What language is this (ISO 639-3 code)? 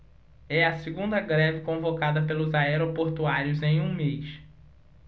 por